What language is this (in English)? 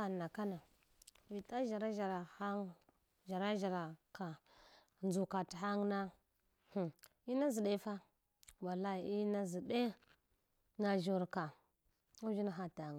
Hwana